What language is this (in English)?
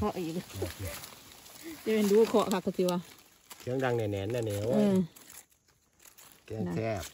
Thai